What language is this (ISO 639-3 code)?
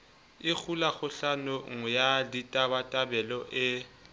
sot